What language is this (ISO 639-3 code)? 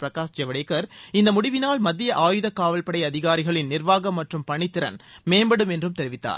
tam